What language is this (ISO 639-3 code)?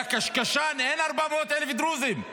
heb